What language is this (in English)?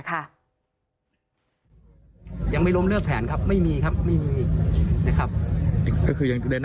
Thai